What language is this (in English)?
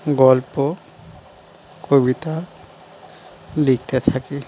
Bangla